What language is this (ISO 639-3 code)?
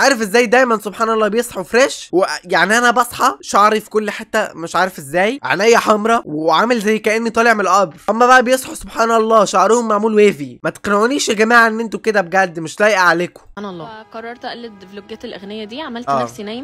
ara